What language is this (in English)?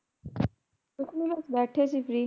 Punjabi